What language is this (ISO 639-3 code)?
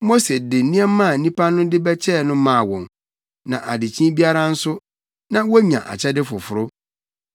aka